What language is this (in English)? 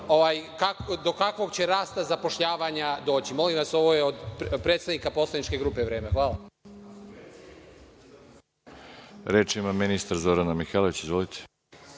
Serbian